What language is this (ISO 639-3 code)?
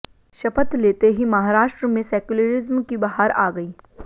hin